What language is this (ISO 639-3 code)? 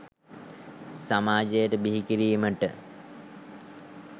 sin